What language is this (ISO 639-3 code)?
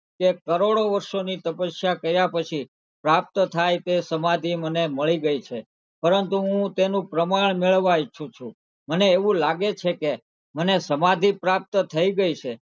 guj